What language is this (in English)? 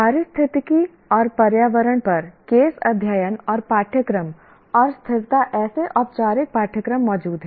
Hindi